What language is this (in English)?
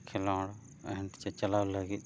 Santali